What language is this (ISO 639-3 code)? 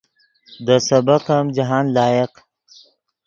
ydg